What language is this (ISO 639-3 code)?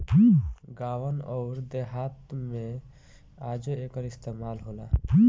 bho